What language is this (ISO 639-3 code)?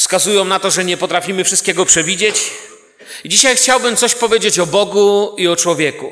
pol